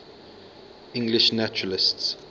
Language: English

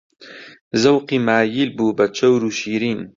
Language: Central Kurdish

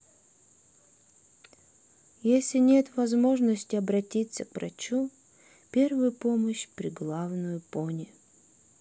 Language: Russian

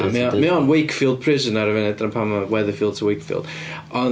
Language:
Welsh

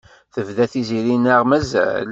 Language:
Kabyle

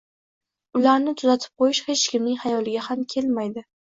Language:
Uzbek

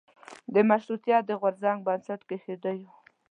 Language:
Pashto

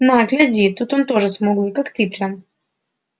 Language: Russian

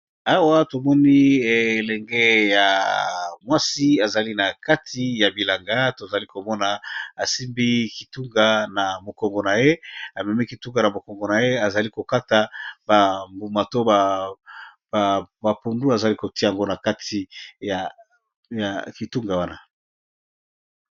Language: Lingala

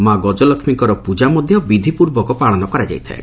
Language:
Odia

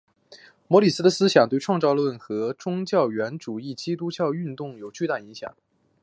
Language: Chinese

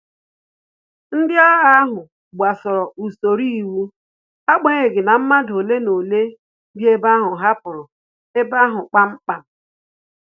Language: Igbo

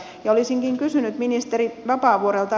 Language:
Finnish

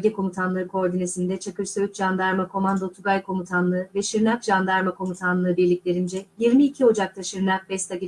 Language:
Turkish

